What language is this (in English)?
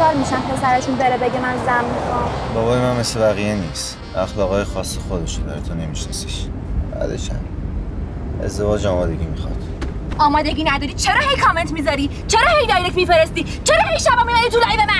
Persian